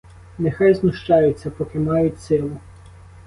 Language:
Ukrainian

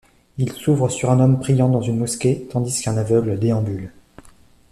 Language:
French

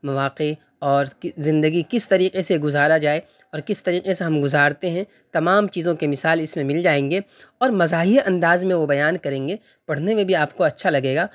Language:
Urdu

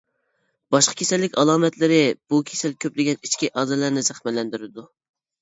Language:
Uyghur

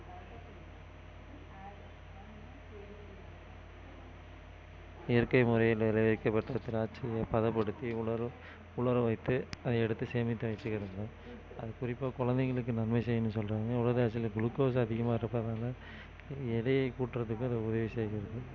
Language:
Tamil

